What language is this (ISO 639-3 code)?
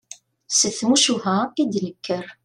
kab